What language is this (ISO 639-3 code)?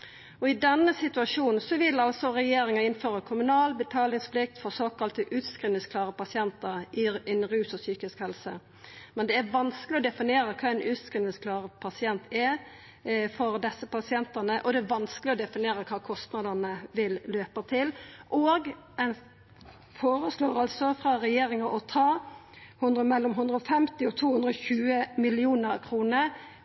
nno